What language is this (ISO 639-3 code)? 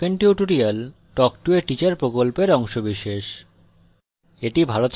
ben